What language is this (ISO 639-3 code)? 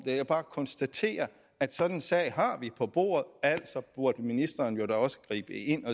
dan